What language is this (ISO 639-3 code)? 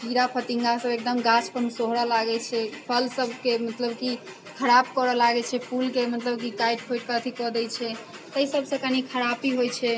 mai